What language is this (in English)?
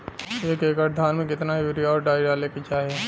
Bhojpuri